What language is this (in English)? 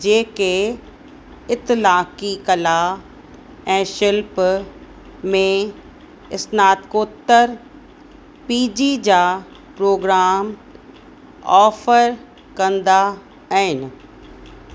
Sindhi